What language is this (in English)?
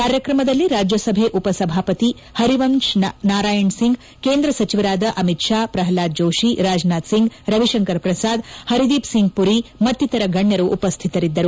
Kannada